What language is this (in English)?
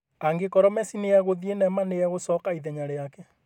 Kikuyu